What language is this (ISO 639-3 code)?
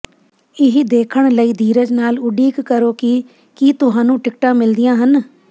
pan